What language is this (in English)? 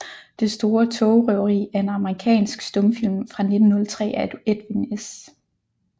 Danish